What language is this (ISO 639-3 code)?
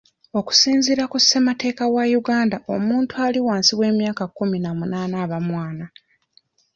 lug